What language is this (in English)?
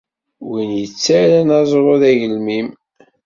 Kabyle